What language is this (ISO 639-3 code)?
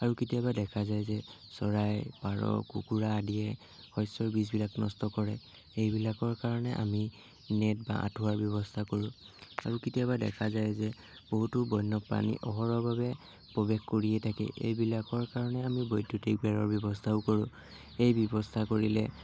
asm